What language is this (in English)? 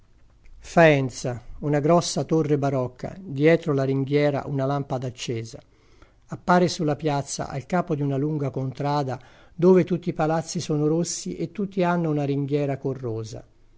Italian